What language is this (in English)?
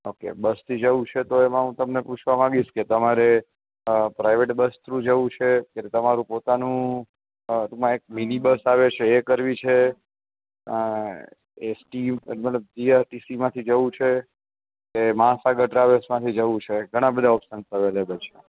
Gujarati